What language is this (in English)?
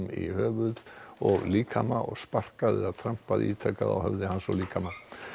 Icelandic